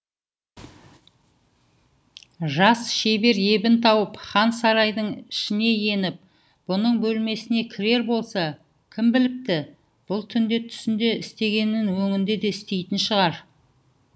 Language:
Kazakh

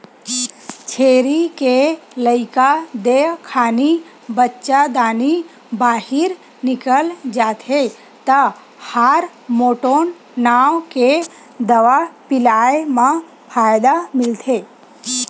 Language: Chhattisgarhi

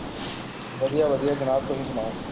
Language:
Punjabi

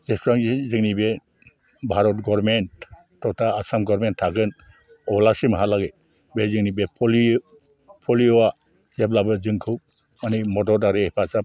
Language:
Bodo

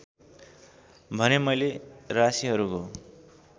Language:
Nepali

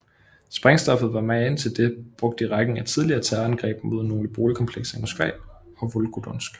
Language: Danish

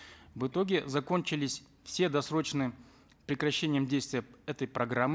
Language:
Kazakh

